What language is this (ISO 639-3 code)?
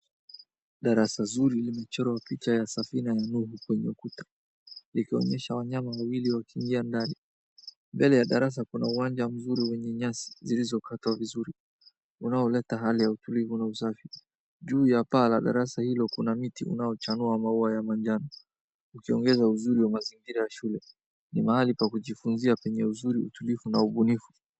swa